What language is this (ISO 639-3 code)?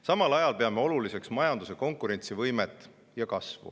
est